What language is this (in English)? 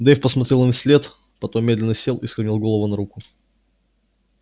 Russian